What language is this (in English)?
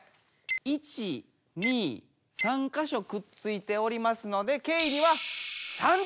Japanese